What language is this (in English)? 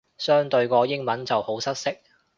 Cantonese